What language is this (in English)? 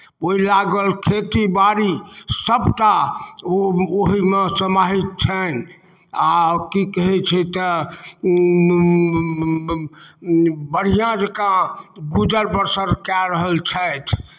Maithili